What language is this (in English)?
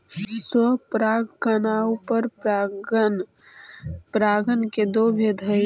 Magahi